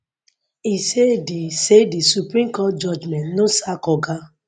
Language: Nigerian Pidgin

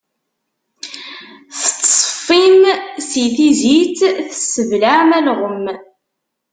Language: Kabyle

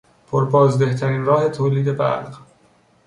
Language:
Persian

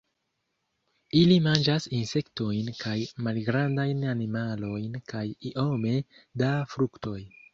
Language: Esperanto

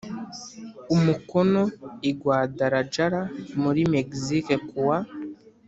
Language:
Kinyarwanda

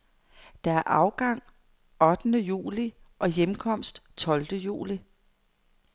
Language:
Danish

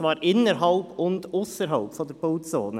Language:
Swiss German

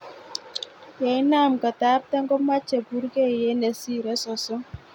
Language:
Kalenjin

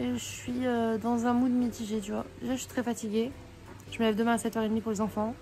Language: French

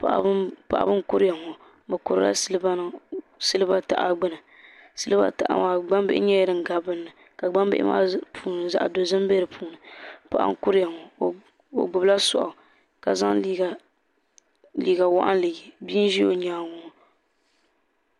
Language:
Dagbani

